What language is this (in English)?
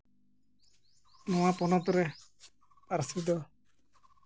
Santali